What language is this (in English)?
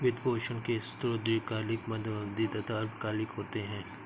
Hindi